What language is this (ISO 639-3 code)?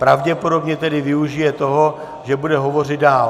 ces